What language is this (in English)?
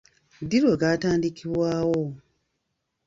Ganda